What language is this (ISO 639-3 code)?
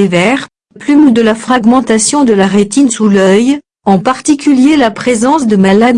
fra